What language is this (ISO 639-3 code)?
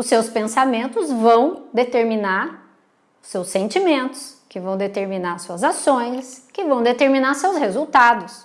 por